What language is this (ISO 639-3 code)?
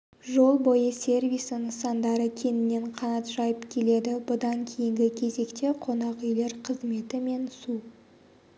kaz